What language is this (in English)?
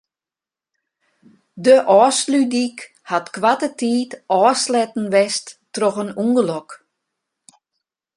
Western Frisian